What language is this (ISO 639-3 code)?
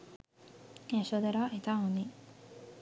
sin